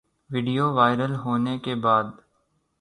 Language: Urdu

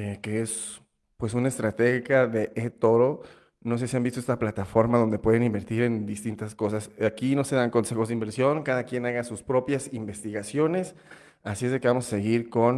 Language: Spanish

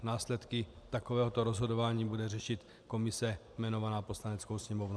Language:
Czech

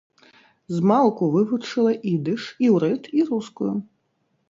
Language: Belarusian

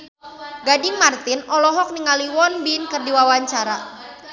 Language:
Sundanese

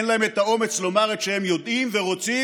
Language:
Hebrew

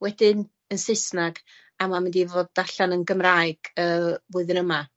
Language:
Welsh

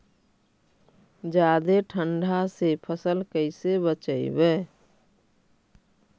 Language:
Magahi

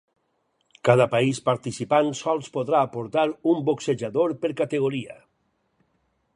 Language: Catalan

